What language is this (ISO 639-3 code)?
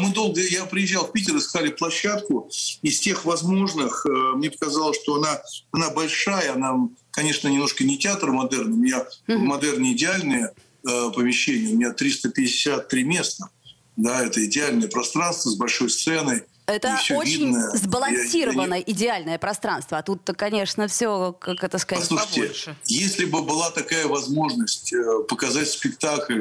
rus